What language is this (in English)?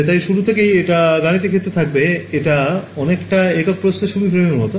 Bangla